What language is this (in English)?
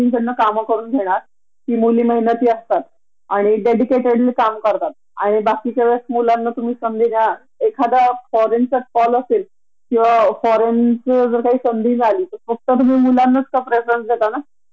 Marathi